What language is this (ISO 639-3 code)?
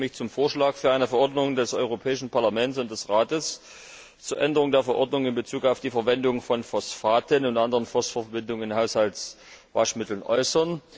deu